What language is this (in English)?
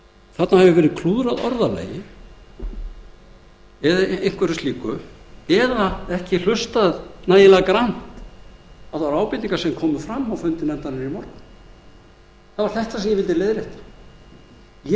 Icelandic